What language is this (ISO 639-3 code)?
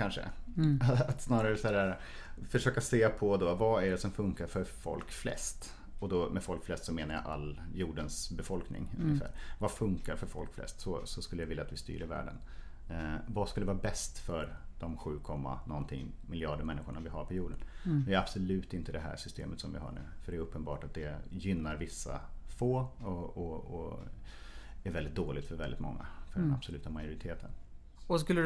swe